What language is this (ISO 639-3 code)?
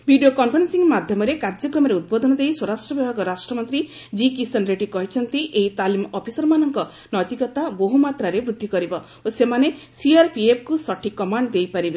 ori